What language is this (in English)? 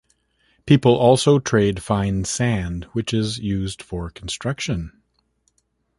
English